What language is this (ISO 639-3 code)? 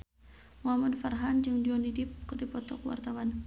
sun